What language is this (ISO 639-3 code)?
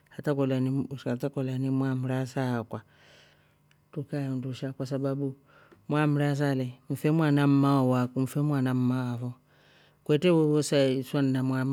rof